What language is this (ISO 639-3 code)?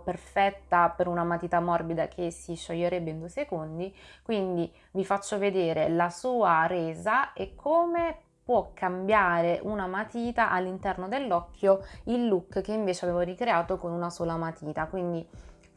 ita